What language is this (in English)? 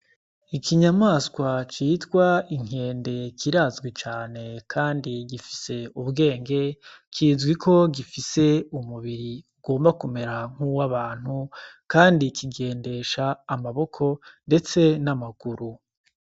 Rundi